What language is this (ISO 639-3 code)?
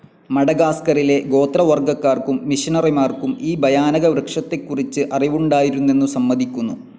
mal